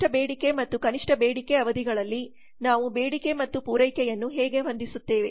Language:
Kannada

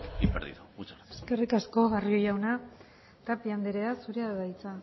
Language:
Basque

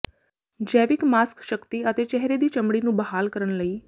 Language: Punjabi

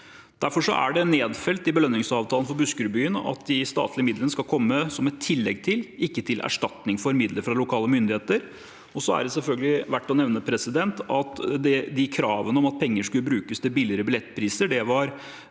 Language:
Norwegian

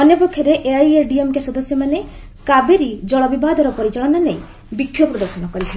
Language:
Odia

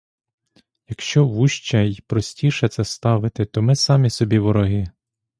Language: Ukrainian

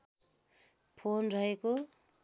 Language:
Nepali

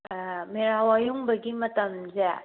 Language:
Manipuri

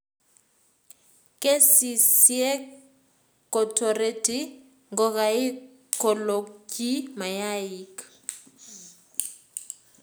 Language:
Kalenjin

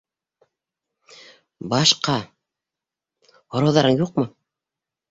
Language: Bashkir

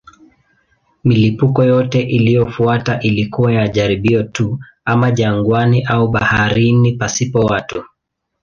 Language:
Swahili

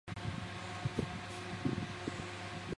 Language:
Chinese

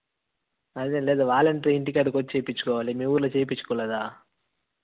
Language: Telugu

